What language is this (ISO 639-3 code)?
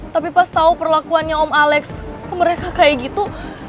ind